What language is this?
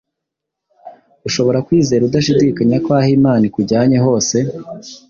Kinyarwanda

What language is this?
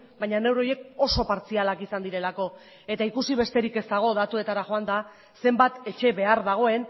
Basque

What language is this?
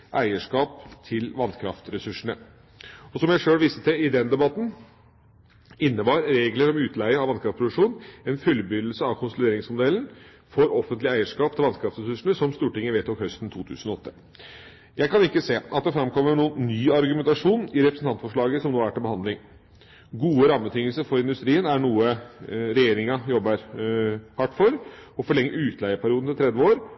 Norwegian Bokmål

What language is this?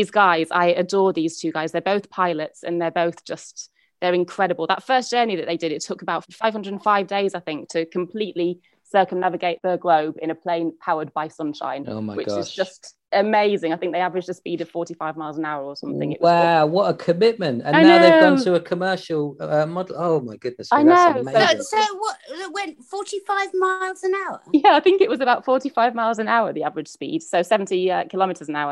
English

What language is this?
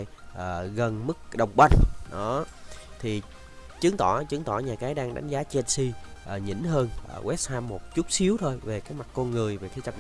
Vietnamese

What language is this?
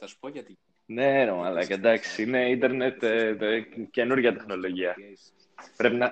Greek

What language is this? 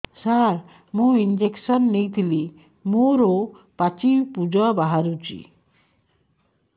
Odia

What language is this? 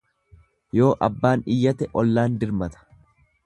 Oromo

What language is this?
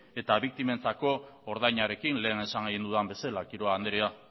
Basque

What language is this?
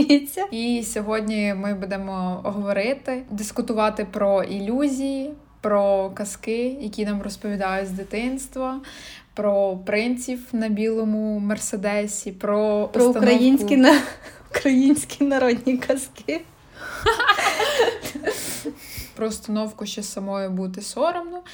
Ukrainian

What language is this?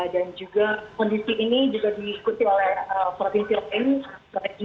Indonesian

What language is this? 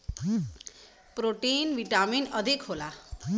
Bhojpuri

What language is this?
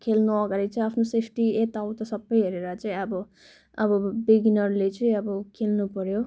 Nepali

